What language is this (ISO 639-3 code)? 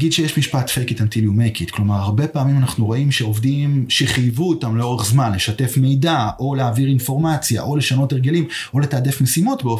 heb